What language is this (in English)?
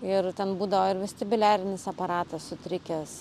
Lithuanian